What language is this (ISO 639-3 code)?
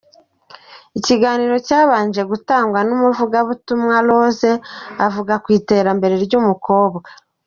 kin